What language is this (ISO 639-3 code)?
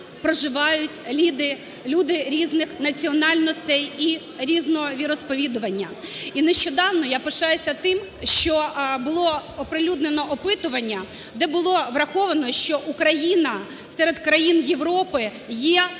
ukr